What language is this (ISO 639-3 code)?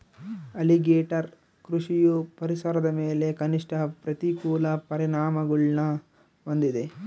kan